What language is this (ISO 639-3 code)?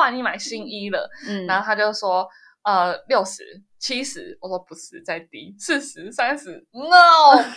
zho